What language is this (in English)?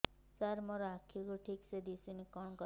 Odia